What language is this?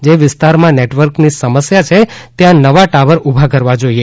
Gujarati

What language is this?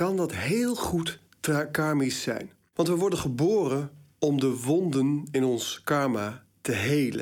Dutch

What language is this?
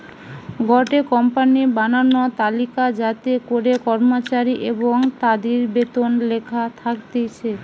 Bangla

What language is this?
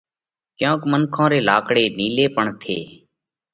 Parkari Koli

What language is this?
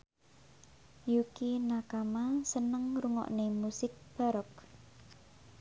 Javanese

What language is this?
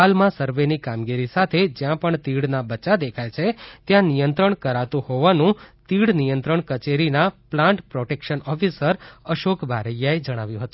Gujarati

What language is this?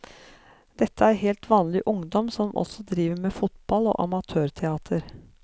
Norwegian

